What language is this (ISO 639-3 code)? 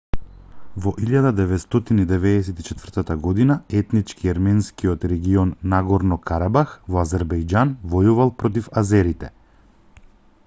mkd